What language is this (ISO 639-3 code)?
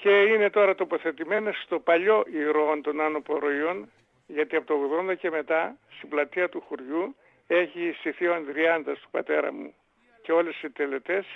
ell